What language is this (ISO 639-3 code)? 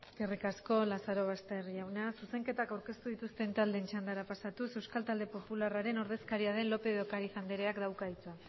eus